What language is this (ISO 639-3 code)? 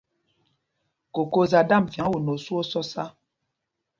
mgg